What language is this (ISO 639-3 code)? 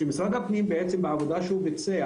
heb